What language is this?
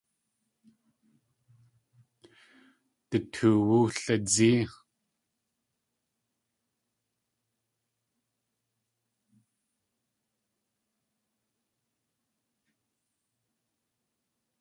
Tlingit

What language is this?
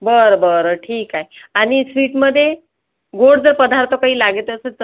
Marathi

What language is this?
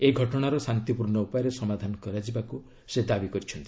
Odia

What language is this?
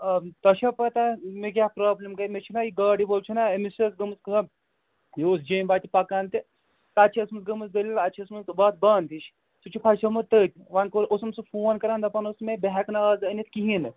Kashmiri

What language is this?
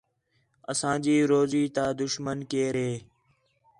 Khetrani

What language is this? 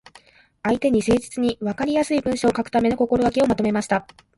Japanese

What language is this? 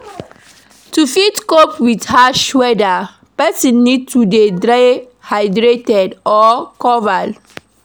Nigerian Pidgin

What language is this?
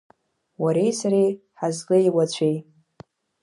Abkhazian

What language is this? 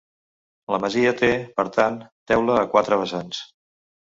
Catalan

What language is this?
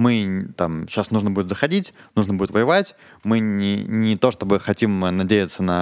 Russian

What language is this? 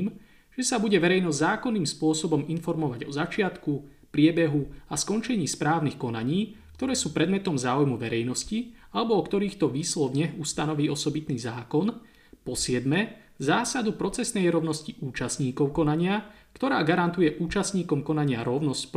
Slovak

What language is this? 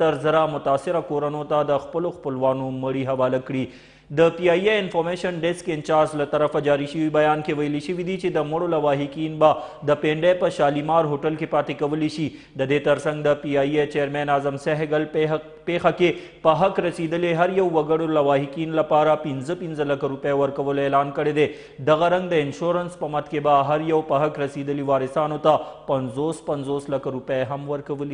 Romanian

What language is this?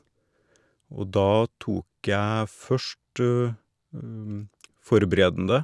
Norwegian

